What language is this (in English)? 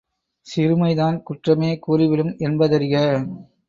Tamil